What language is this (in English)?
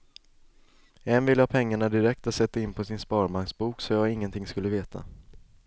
Swedish